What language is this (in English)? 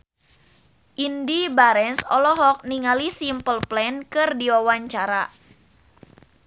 Sundanese